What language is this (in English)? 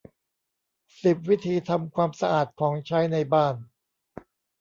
Thai